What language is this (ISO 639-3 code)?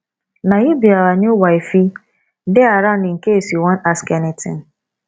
pcm